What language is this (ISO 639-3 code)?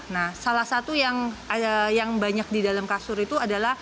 ind